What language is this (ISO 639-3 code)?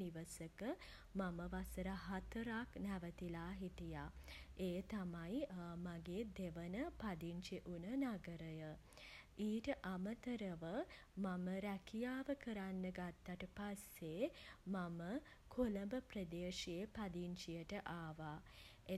sin